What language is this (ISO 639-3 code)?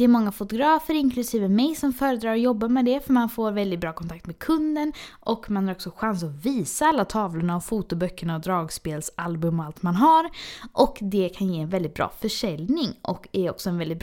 swe